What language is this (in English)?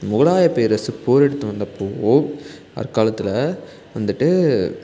Tamil